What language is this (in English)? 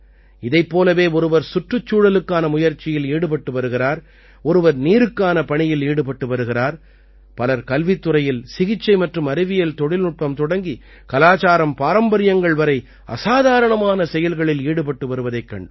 Tamil